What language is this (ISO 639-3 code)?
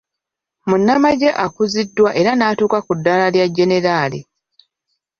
lug